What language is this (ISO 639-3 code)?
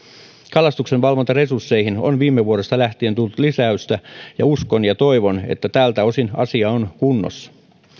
fin